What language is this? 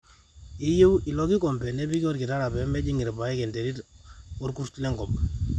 Masai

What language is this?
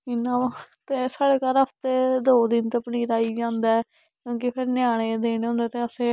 Dogri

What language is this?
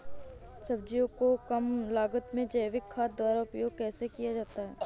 Hindi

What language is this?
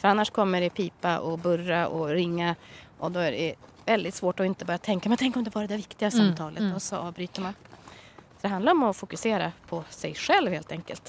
Swedish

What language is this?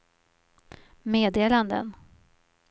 Swedish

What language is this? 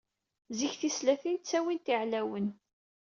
Kabyle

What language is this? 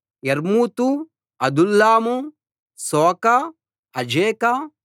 Telugu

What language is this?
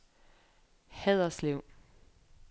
Danish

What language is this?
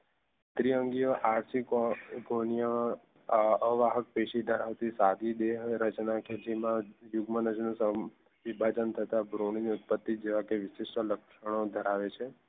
Gujarati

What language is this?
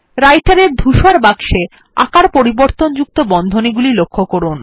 Bangla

